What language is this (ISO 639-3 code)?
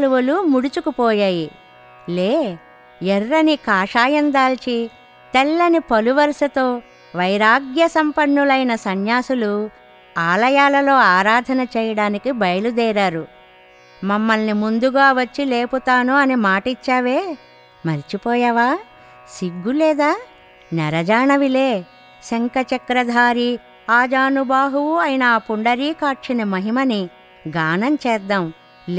tel